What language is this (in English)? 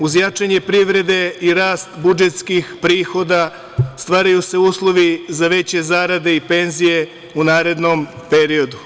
Serbian